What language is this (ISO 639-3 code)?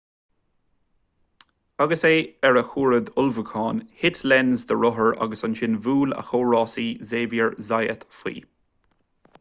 gle